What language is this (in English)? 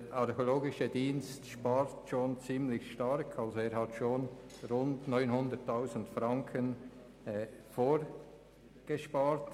Swiss German